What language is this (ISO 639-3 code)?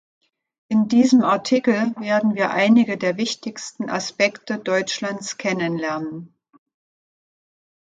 deu